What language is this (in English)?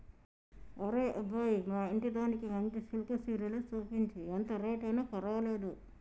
Telugu